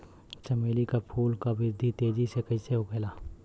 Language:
Bhojpuri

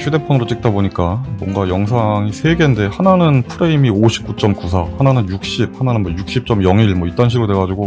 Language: Korean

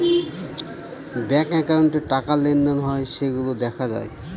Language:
Bangla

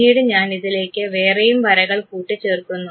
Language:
Malayalam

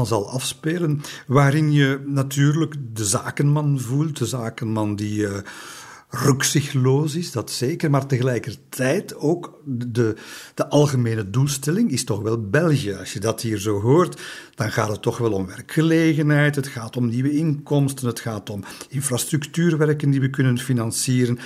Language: Dutch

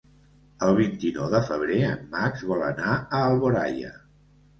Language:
Catalan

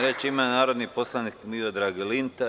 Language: Serbian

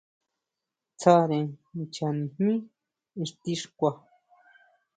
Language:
Huautla Mazatec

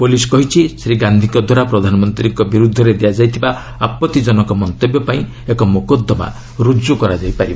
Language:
Odia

